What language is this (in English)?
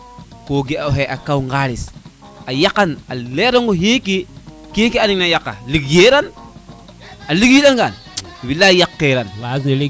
Serer